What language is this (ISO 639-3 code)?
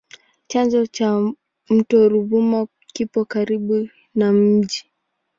swa